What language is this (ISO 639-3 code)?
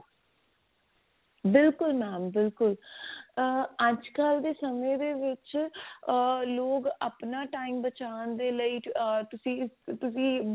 pan